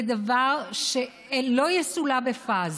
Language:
Hebrew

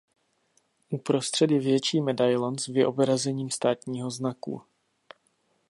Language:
Czech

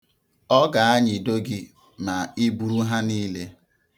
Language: Igbo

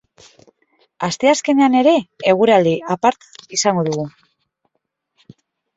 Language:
Basque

